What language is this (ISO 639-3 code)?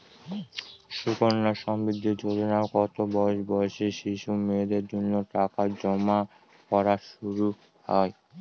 ben